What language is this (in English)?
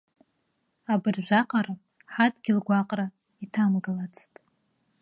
Abkhazian